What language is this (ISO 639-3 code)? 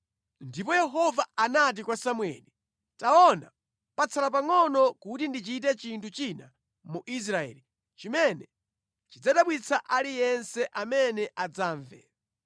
nya